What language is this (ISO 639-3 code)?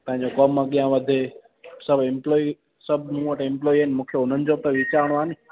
snd